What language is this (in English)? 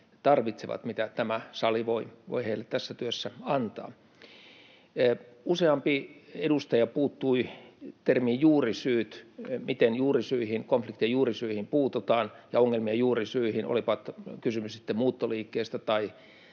Finnish